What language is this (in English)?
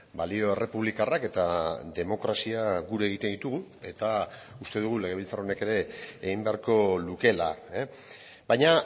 Basque